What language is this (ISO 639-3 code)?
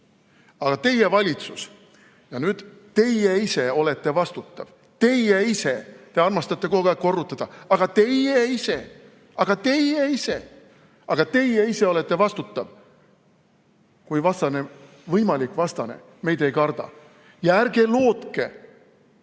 est